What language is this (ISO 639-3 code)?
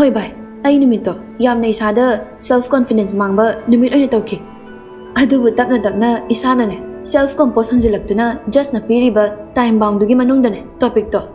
vie